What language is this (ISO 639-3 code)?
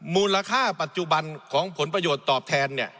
tha